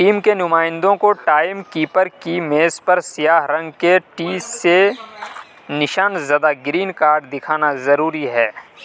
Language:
Urdu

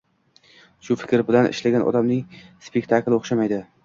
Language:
Uzbek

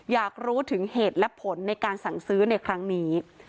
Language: Thai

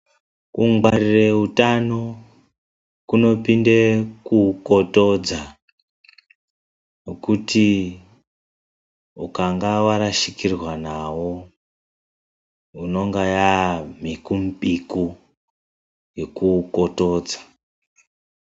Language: Ndau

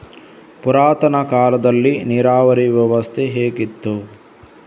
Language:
Kannada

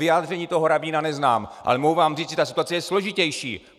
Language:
Czech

